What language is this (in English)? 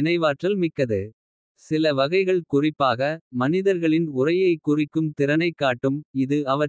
Kota (India)